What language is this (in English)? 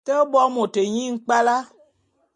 Bulu